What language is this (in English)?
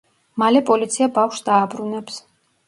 Georgian